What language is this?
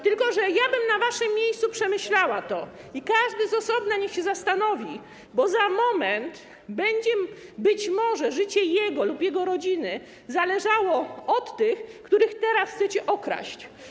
Polish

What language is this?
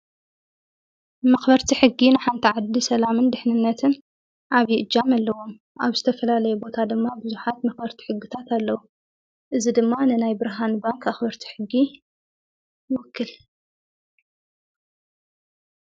Tigrinya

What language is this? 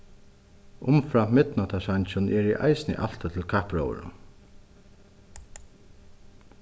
Faroese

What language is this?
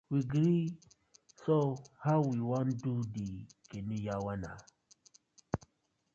Nigerian Pidgin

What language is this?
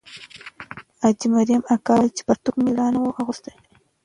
Pashto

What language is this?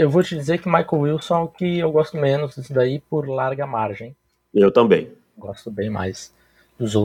Portuguese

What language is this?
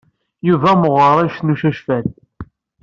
Kabyle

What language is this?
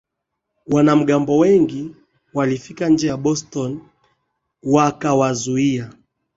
Swahili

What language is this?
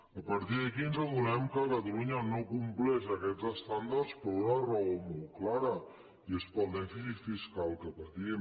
Catalan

